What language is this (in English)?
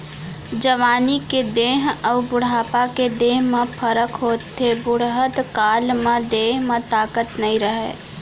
Chhattisgarhi